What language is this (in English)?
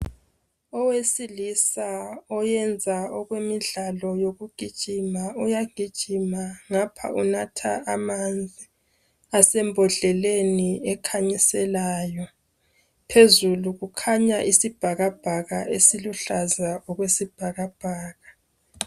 North Ndebele